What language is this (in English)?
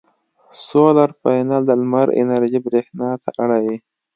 Pashto